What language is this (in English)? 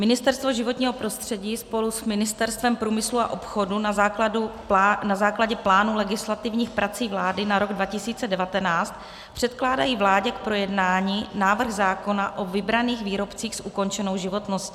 Czech